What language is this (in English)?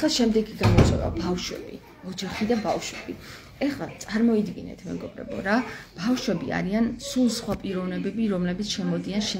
Romanian